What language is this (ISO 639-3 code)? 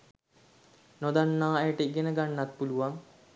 sin